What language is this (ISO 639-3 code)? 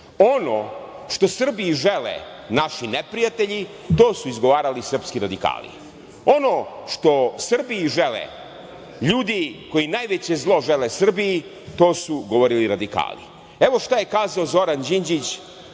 srp